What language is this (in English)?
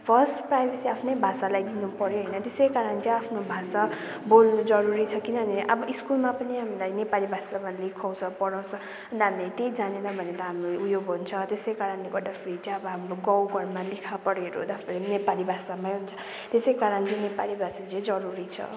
Nepali